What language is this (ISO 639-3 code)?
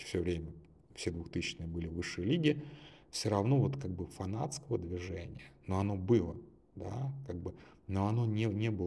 rus